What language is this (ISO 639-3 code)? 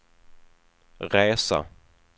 swe